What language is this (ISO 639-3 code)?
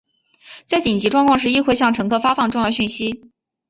zho